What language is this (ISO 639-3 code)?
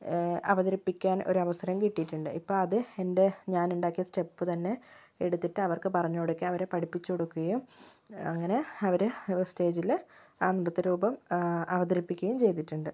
mal